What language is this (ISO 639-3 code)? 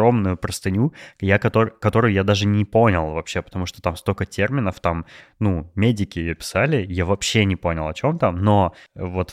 rus